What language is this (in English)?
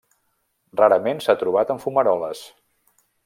Catalan